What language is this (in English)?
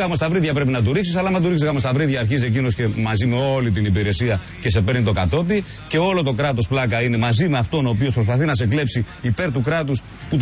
Greek